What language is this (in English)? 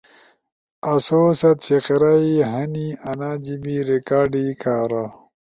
Ushojo